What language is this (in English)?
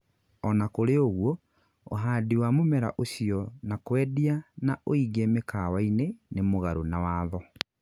Kikuyu